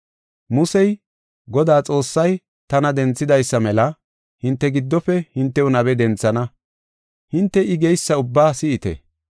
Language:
Gofa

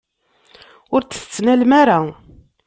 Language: Kabyle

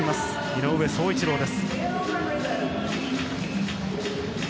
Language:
Japanese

